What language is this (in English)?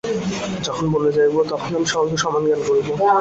Bangla